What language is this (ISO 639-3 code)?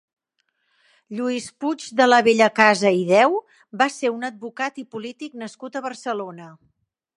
cat